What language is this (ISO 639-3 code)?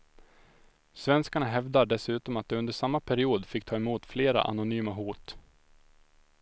swe